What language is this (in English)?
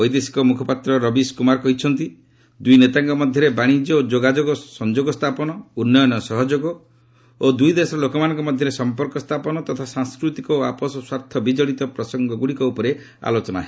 Odia